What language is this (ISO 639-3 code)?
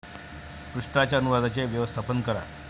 mar